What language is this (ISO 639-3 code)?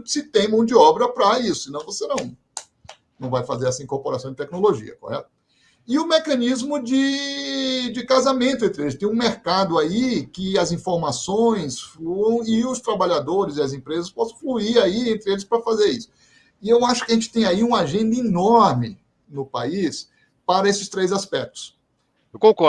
por